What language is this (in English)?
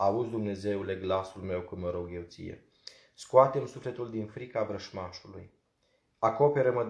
Romanian